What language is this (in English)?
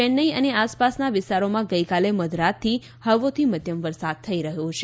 Gujarati